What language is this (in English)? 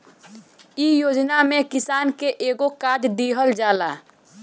Bhojpuri